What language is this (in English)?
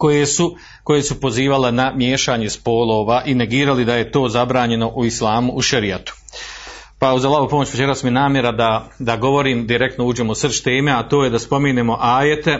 Croatian